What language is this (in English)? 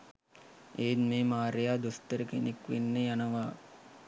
Sinhala